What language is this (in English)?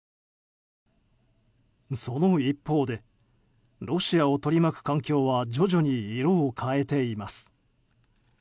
Japanese